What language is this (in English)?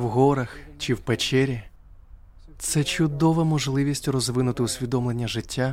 Ukrainian